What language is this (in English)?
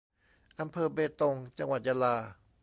Thai